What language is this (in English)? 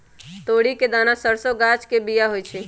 Magahi